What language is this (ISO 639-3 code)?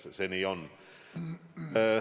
est